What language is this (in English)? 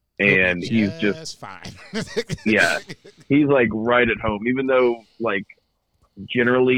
English